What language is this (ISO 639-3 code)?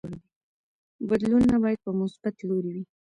pus